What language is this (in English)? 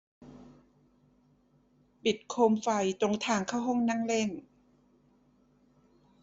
Thai